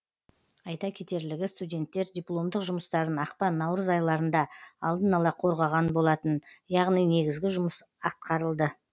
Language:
Kazakh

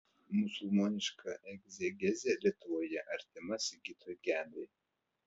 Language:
Lithuanian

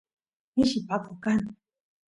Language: Santiago del Estero Quichua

